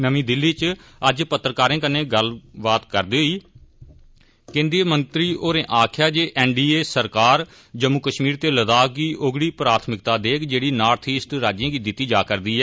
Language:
Dogri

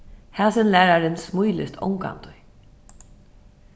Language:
Faroese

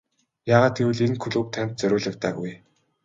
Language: Mongolian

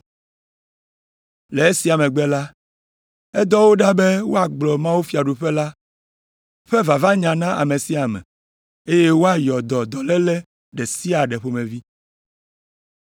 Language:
Ewe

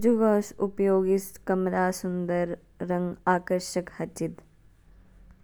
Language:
Kinnauri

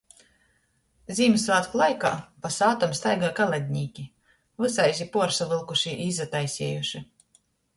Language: Latgalian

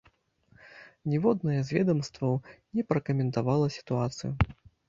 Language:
Belarusian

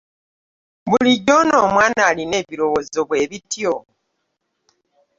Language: Ganda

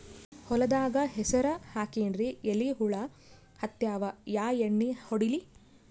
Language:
Kannada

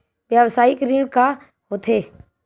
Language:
Chhattisgarhi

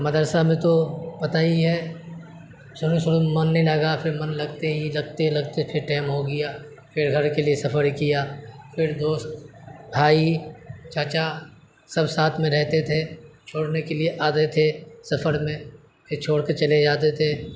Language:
Urdu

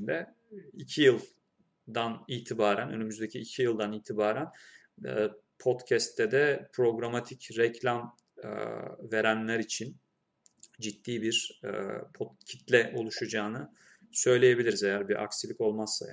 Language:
Turkish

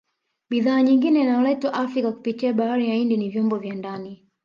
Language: Swahili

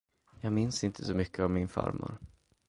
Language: Swedish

